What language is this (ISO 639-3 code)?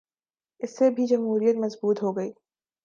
urd